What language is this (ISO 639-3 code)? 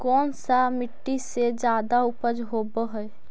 mag